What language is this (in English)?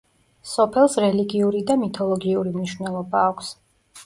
Georgian